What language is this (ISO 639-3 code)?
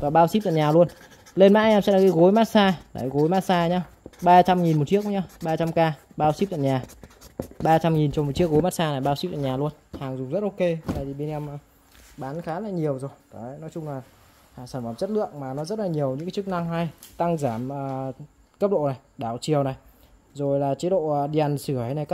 vie